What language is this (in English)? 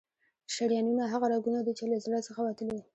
Pashto